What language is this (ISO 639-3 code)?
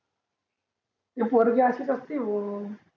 mar